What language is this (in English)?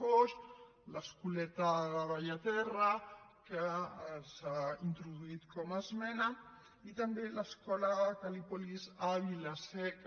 Catalan